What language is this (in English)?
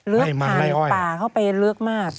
Thai